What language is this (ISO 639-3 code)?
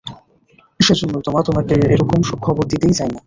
ben